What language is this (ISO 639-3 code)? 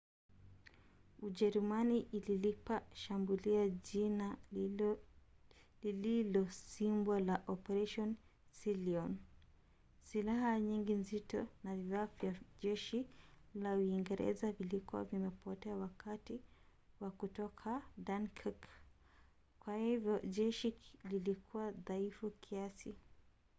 swa